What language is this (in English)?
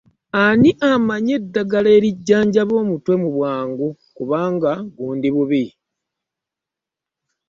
Ganda